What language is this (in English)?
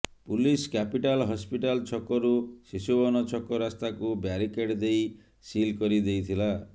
Odia